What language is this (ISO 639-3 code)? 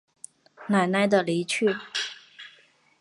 zho